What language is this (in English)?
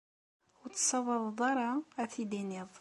Kabyle